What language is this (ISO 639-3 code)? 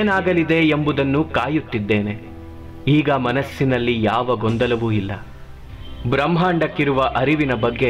kan